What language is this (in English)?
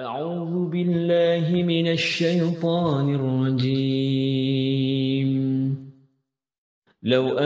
Malay